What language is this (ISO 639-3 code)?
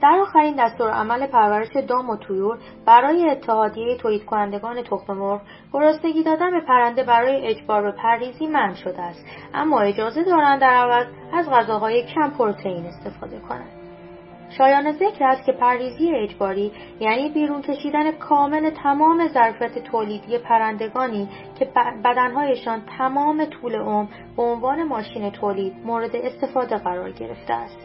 fas